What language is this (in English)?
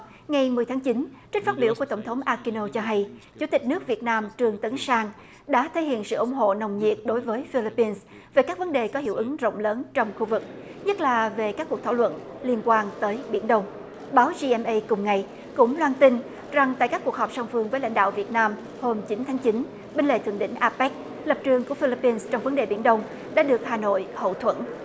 Vietnamese